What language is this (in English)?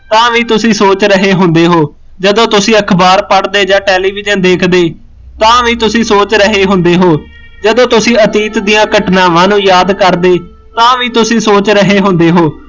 Punjabi